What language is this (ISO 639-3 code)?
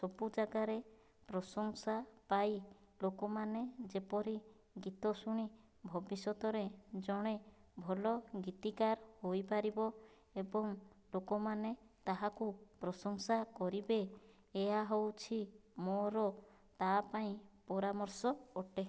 ori